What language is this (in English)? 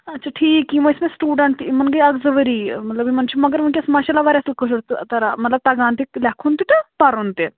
Kashmiri